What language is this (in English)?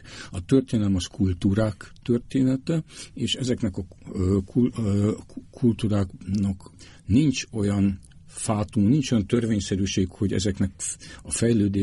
Hungarian